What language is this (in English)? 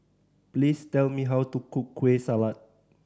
English